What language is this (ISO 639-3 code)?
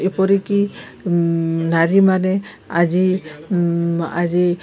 ori